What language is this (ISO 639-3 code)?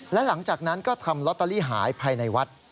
tha